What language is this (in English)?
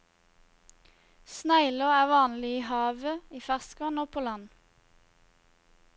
Norwegian